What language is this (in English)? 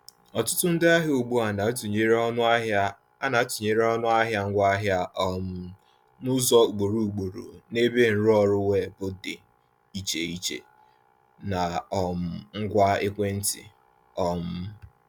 Igbo